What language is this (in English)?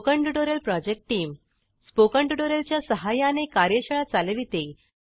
Marathi